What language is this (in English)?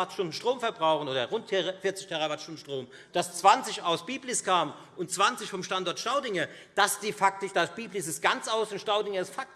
German